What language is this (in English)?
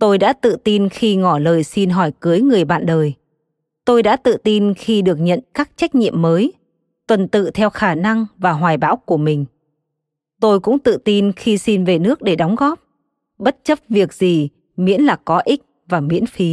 Vietnamese